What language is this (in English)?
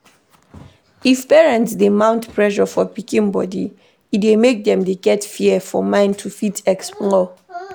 Nigerian Pidgin